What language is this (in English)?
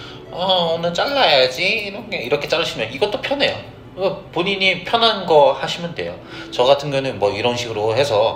Korean